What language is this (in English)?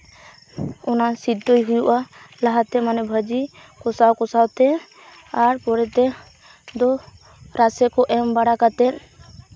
Santali